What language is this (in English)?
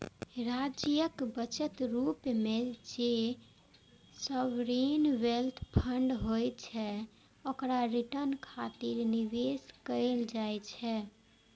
Maithili